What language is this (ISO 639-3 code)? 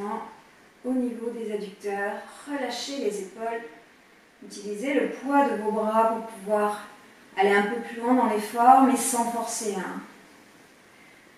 fra